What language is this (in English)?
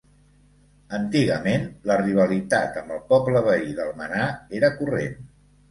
Catalan